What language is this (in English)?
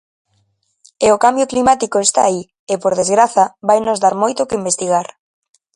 Galician